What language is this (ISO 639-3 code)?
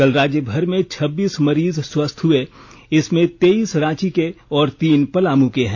hin